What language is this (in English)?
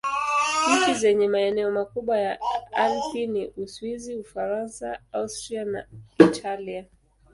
Swahili